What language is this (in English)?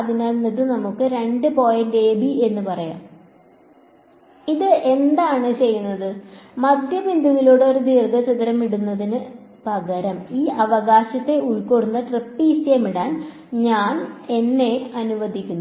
Malayalam